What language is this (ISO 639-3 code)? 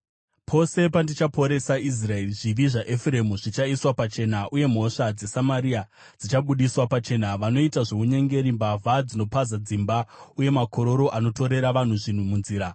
sna